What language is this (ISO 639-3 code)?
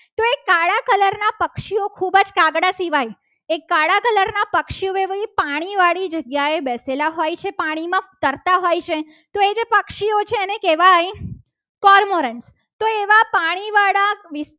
guj